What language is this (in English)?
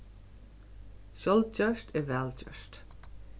Faroese